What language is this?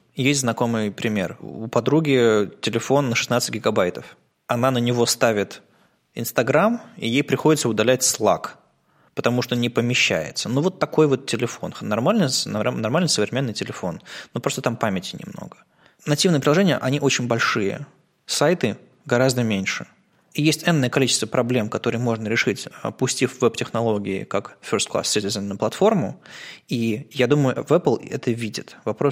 Russian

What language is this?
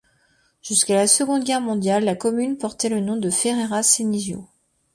French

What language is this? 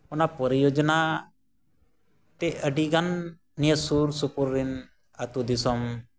Santali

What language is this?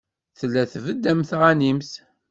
Kabyle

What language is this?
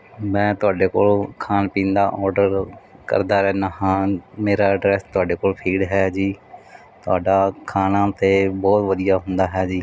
Punjabi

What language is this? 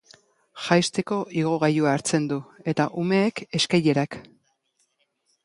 Basque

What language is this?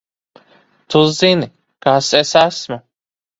Latvian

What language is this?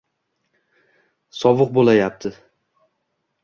Uzbek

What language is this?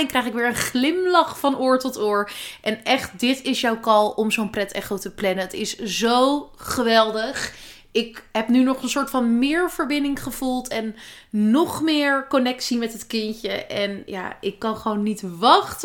Dutch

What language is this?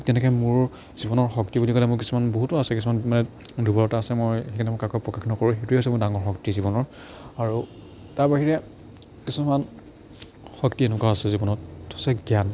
Assamese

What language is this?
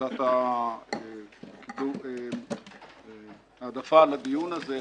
Hebrew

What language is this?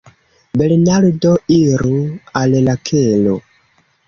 Esperanto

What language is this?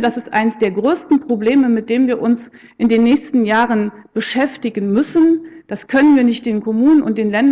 German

